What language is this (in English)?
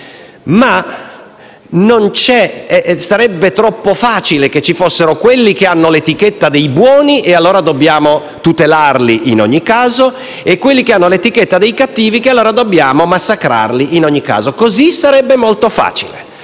Italian